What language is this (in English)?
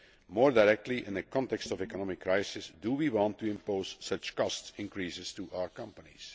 English